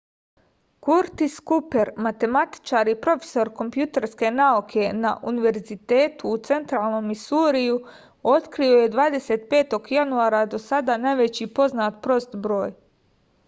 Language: Serbian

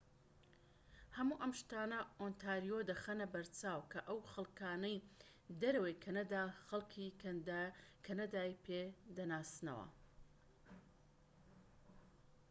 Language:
Central Kurdish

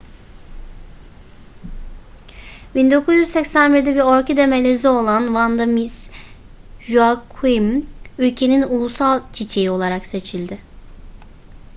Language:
Turkish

